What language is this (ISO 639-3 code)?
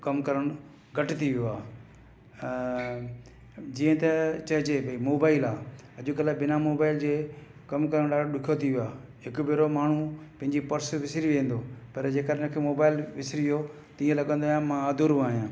snd